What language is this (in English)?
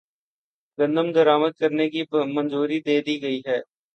Urdu